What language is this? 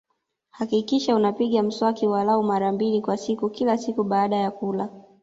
Swahili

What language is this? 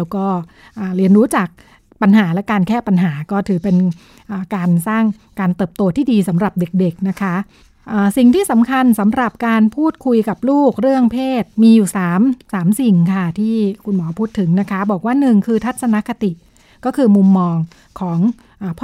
Thai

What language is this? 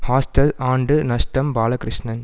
Tamil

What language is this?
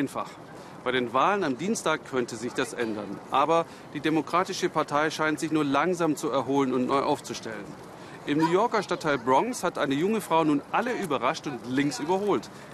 German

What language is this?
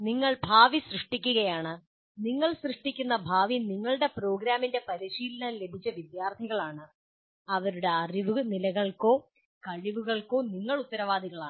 Malayalam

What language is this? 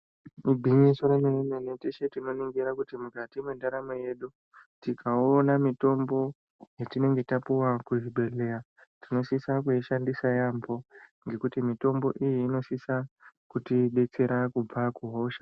Ndau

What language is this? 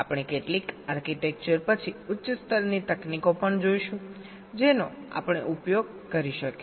Gujarati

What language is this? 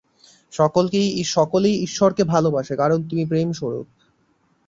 Bangla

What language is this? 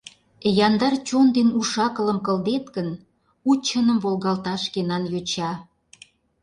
Mari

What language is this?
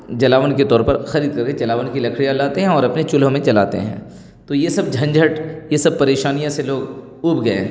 Urdu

